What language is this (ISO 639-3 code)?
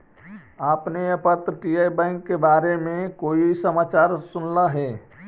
mag